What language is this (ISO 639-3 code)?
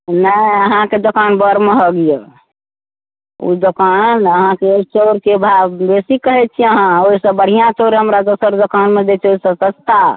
mai